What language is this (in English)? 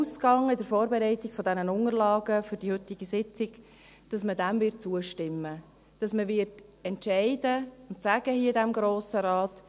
Swiss German